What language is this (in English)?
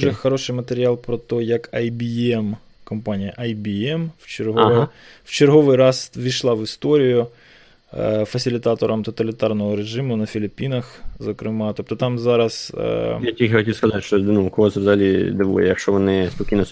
Ukrainian